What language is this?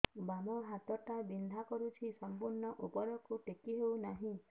Odia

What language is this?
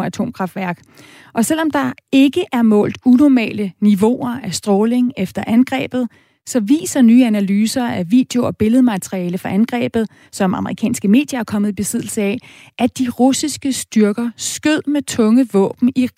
Danish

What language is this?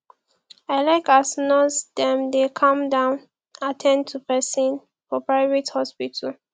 Nigerian Pidgin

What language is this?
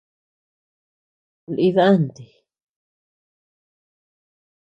Tepeuxila Cuicatec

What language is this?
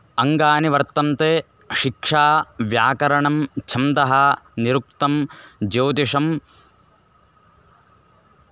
Sanskrit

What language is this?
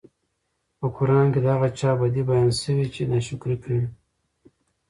Pashto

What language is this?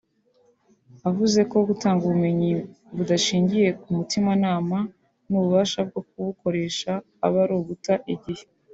Kinyarwanda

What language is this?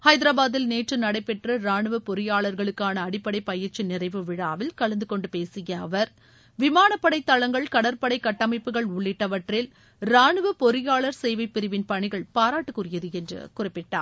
Tamil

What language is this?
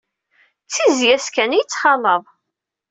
Kabyle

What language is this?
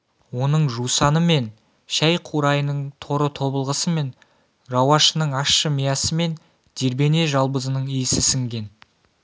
Kazakh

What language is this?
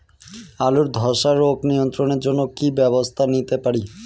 Bangla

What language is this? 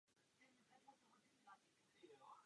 Czech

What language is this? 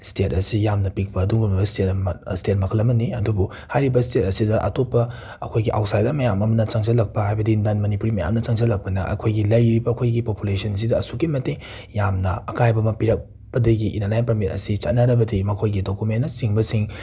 Manipuri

